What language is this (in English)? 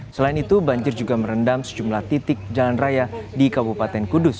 Indonesian